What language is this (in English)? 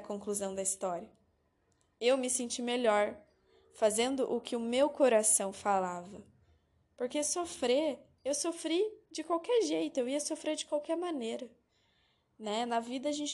Portuguese